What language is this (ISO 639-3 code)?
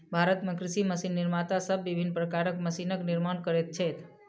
mai